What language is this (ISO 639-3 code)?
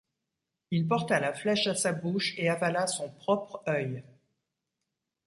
fra